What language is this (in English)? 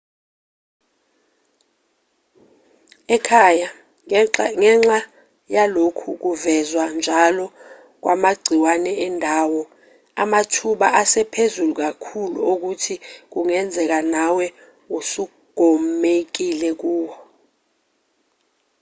Zulu